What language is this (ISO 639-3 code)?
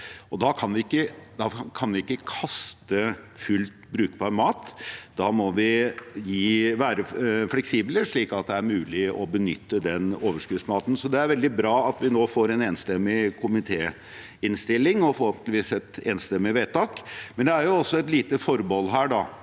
nor